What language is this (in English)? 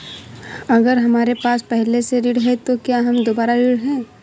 Hindi